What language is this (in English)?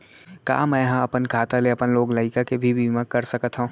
Chhattisgarhi